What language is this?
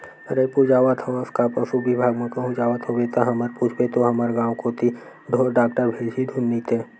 Chhattisgarhi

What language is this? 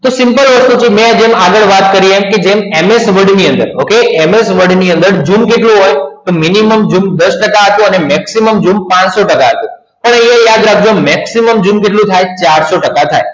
Gujarati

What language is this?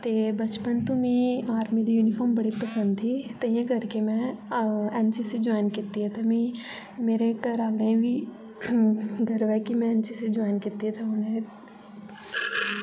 Dogri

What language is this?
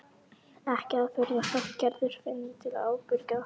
Icelandic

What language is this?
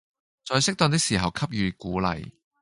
Cantonese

